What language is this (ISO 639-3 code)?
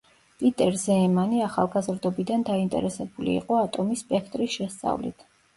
kat